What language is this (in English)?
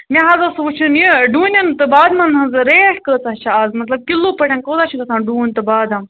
Kashmiri